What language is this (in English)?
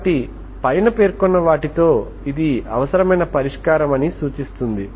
Telugu